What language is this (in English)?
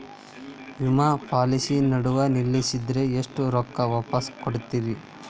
Kannada